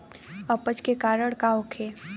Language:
Bhojpuri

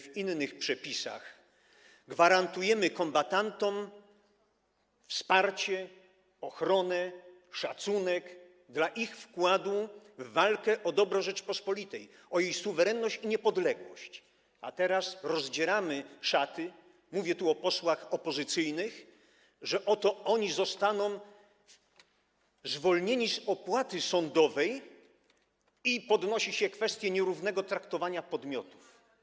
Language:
Polish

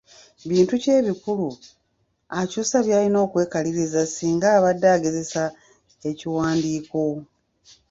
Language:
Ganda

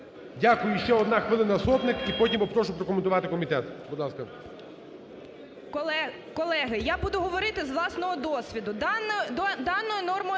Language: Ukrainian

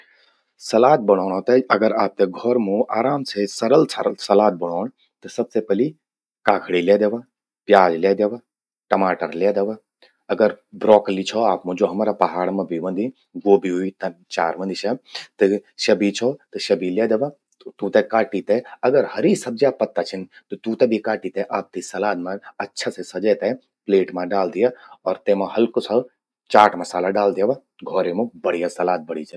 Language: Garhwali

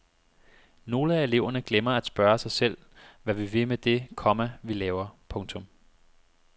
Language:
Danish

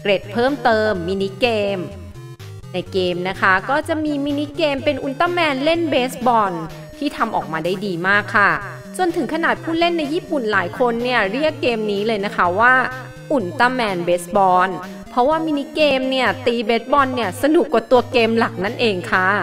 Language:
Thai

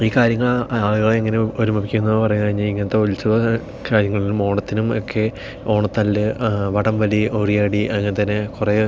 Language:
Malayalam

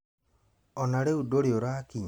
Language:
Kikuyu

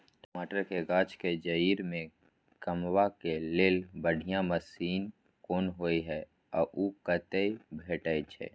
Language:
Maithili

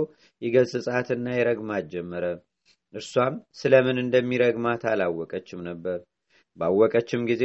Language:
Amharic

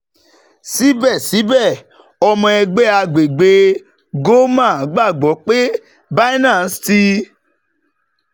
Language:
Yoruba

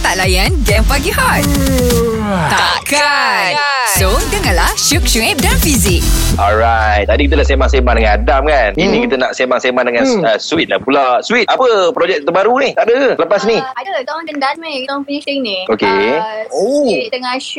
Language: Malay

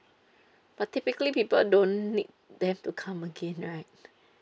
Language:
English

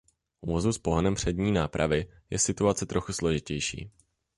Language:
Czech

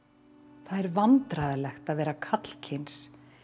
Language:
Icelandic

